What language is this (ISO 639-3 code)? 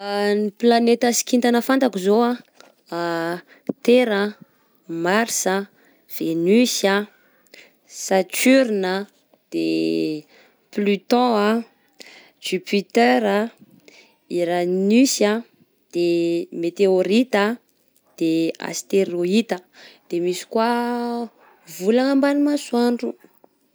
bzc